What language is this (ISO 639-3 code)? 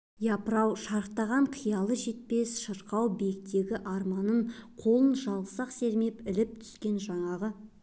kaz